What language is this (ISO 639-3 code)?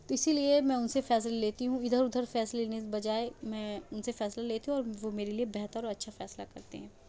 urd